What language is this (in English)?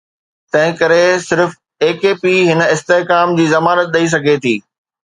Sindhi